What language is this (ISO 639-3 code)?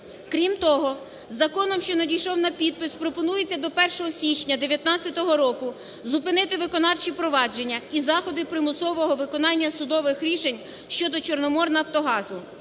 ukr